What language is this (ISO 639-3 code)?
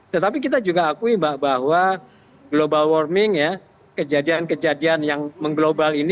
ind